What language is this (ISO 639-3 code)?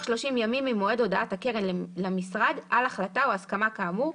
heb